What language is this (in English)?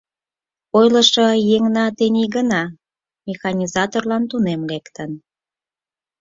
Mari